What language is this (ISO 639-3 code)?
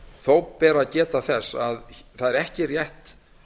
isl